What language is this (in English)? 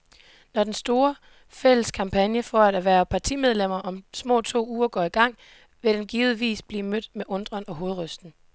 Danish